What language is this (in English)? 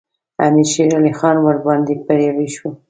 Pashto